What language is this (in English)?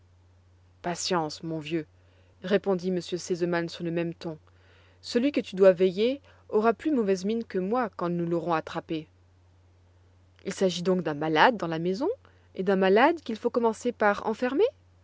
French